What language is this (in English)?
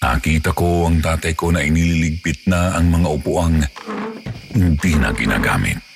Filipino